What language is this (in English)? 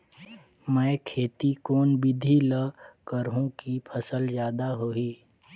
Chhattisgarhi